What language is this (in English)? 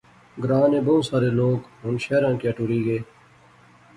Pahari-Potwari